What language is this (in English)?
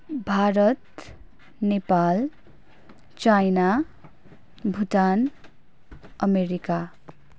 Nepali